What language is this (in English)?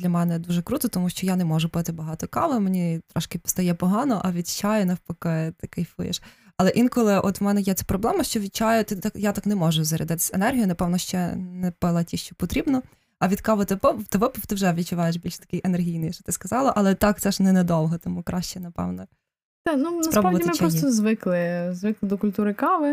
Ukrainian